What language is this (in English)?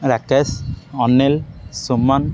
Odia